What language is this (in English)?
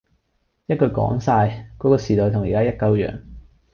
Cantonese